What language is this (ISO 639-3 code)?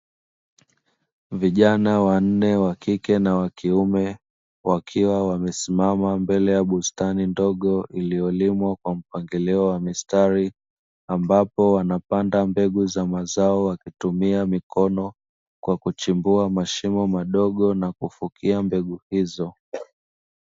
swa